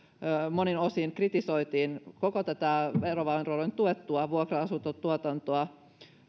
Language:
Finnish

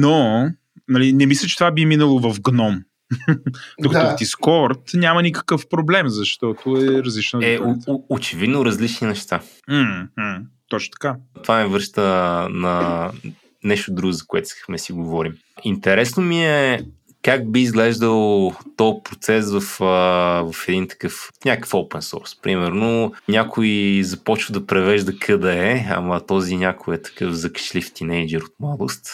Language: Bulgarian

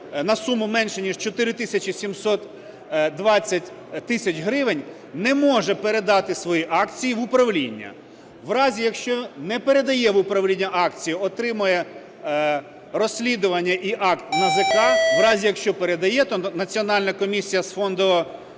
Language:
Ukrainian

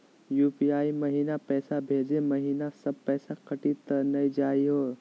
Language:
Magahi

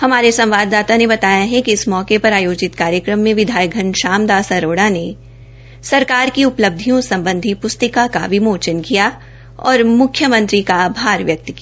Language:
Hindi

